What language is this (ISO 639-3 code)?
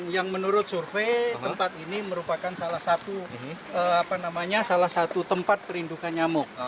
ind